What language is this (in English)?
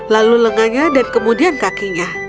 Indonesian